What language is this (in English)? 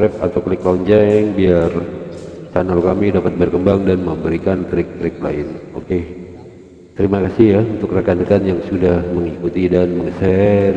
Indonesian